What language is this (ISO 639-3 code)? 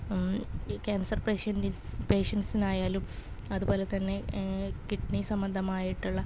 mal